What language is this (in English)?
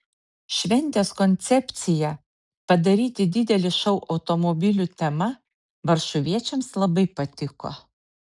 Lithuanian